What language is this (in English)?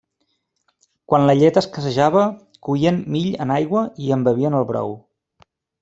Catalan